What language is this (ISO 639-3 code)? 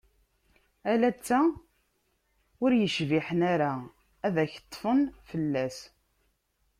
kab